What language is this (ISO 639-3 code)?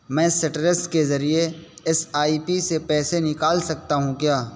urd